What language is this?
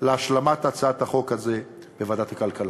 Hebrew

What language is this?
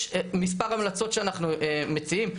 Hebrew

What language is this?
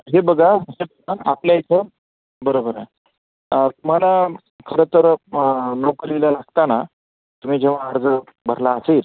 Marathi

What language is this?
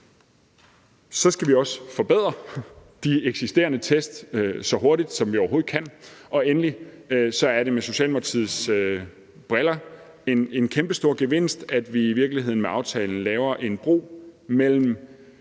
Danish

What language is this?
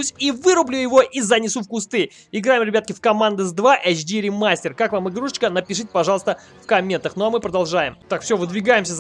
Russian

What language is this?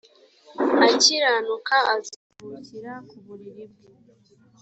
Kinyarwanda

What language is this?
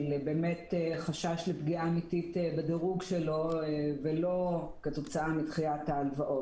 Hebrew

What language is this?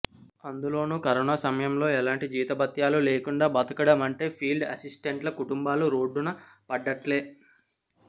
Telugu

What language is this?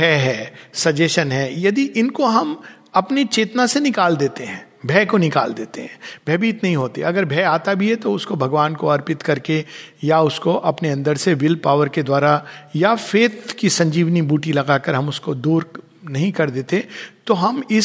Hindi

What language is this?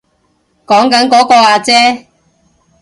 Cantonese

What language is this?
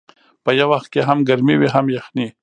Pashto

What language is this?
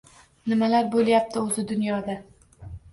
Uzbek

